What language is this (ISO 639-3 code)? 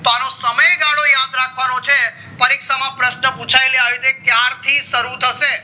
guj